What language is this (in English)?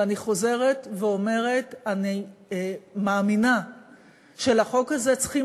Hebrew